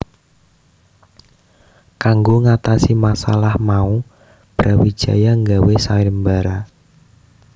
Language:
Javanese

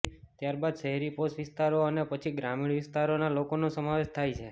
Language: Gujarati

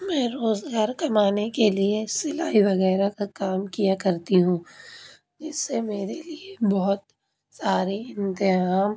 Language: Urdu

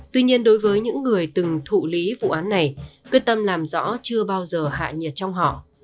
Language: Vietnamese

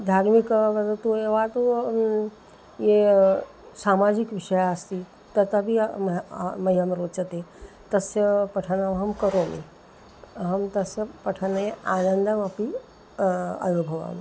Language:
Sanskrit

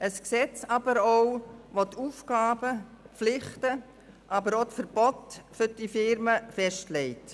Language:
Swiss German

